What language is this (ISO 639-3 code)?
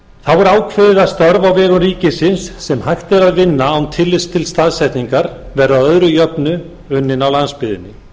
isl